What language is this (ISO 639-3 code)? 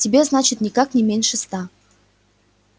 rus